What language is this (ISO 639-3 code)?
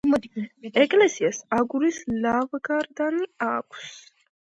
kat